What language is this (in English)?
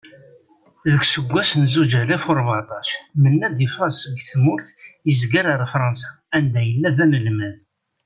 Kabyle